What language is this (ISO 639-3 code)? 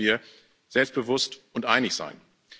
deu